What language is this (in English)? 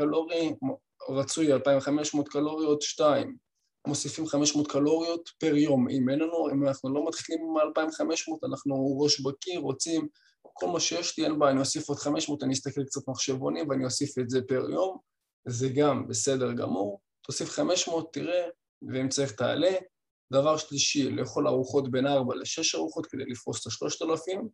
Hebrew